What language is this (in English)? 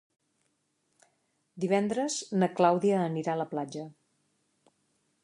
Catalan